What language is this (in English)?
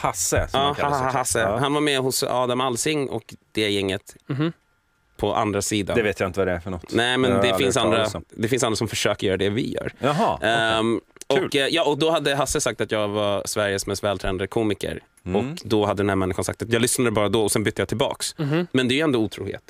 Swedish